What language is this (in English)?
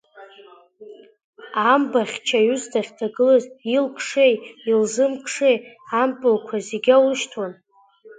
Abkhazian